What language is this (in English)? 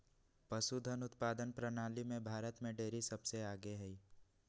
Magahi